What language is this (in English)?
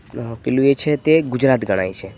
Gujarati